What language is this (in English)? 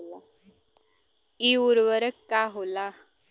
Bhojpuri